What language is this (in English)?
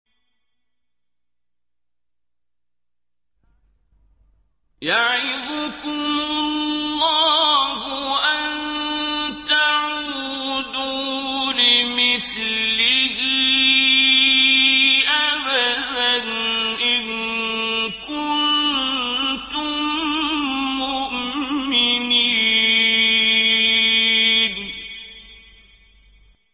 Arabic